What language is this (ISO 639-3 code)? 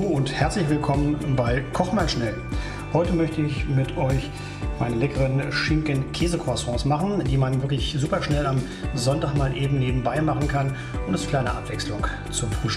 deu